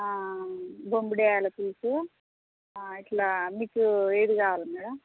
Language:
Telugu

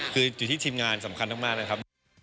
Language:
Thai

